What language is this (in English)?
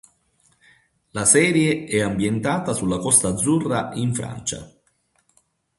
Italian